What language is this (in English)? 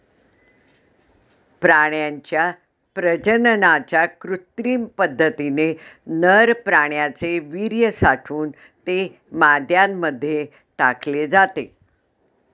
Marathi